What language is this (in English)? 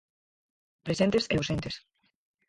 Galician